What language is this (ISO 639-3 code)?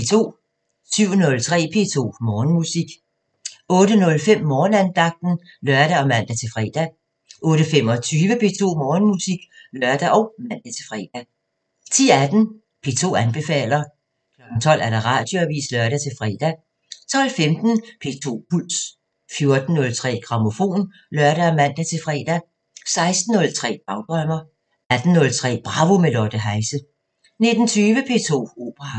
dan